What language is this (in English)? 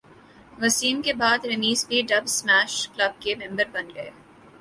Urdu